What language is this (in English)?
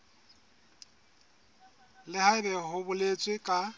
Southern Sotho